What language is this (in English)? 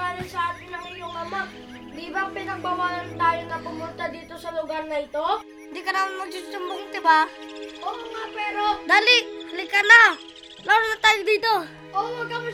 Filipino